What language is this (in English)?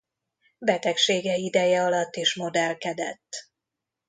Hungarian